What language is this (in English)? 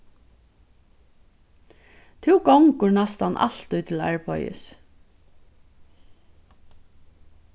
Faroese